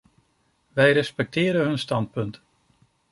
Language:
Dutch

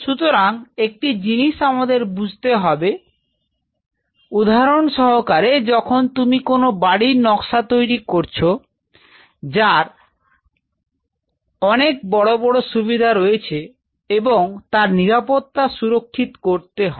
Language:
Bangla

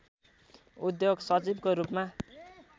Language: Nepali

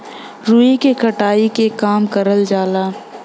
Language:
Bhojpuri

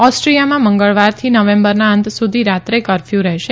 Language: Gujarati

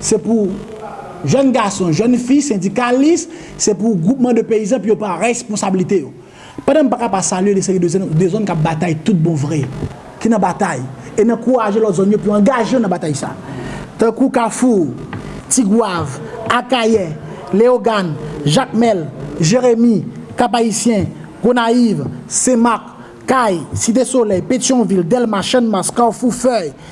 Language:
French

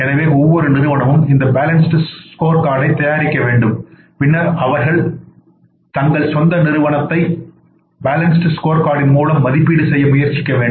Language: Tamil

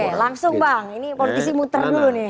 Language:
Indonesian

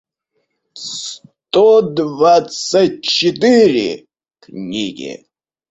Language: Russian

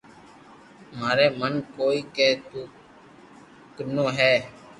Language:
Loarki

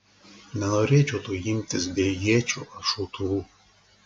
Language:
Lithuanian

